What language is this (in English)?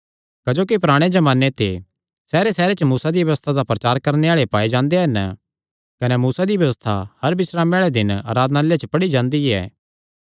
Kangri